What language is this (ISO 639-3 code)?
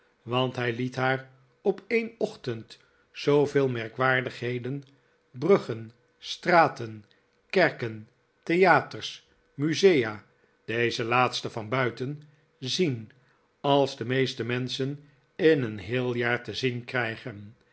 nld